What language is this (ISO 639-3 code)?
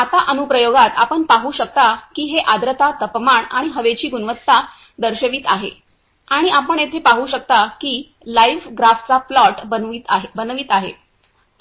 mar